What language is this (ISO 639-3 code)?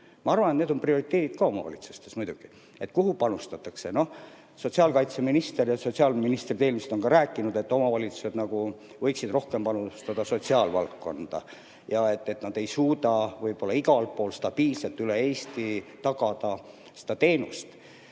est